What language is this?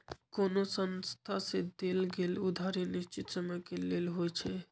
Magahi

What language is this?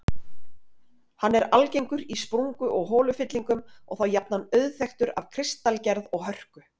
Icelandic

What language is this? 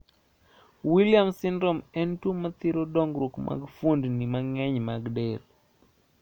Luo (Kenya and Tanzania)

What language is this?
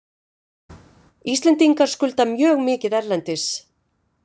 Icelandic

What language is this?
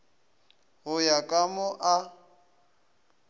Northern Sotho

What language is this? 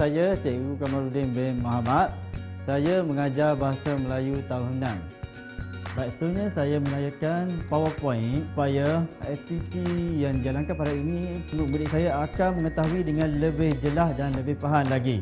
Malay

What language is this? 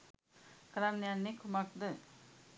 Sinhala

